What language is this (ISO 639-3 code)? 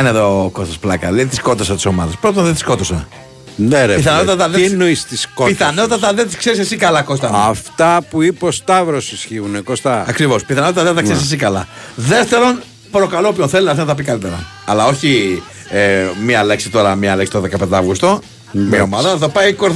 ell